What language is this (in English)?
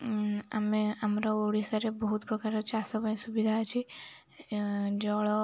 Odia